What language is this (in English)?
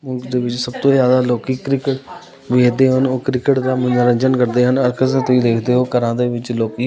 Punjabi